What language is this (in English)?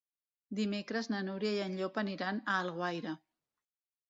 Catalan